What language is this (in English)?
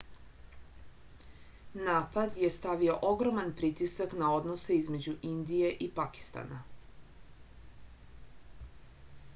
Serbian